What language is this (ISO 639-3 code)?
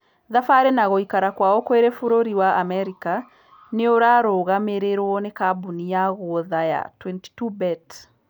kik